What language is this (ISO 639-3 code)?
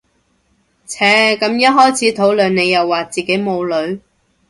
yue